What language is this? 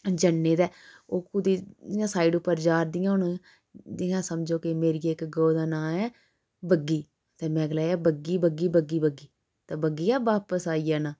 Dogri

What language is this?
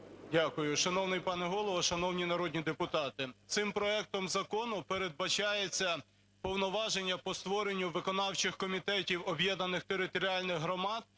Ukrainian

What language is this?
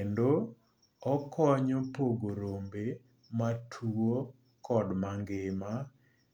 Luo (Kenya and Tanzania)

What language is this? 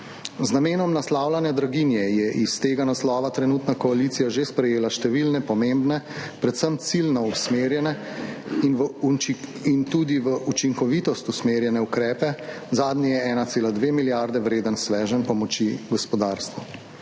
Slovenian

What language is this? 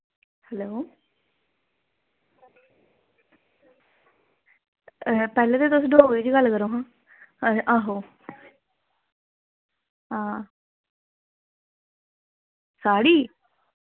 Dogri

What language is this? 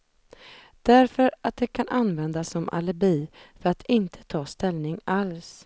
Swedish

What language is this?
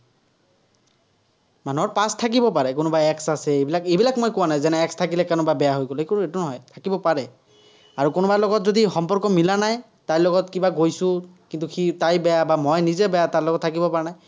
Assamese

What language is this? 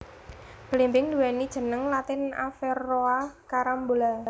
Javanese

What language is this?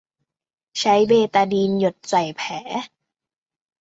Thai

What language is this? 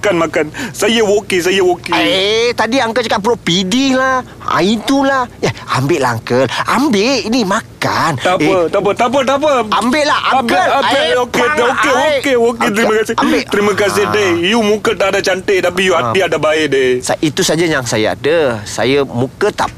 Malay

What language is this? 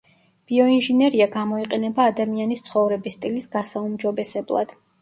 Georgian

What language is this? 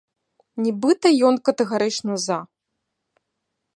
Belarusian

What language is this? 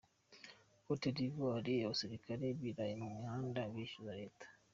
Kinyarwanda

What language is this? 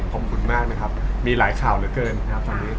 Thai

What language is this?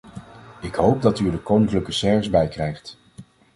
Dutch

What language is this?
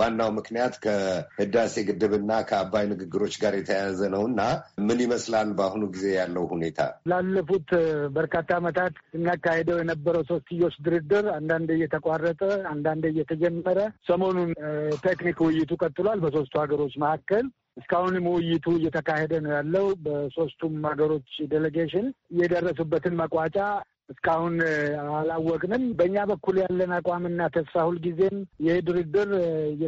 Amharic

